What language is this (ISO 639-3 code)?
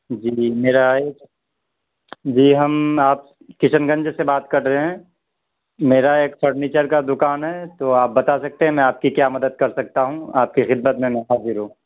urd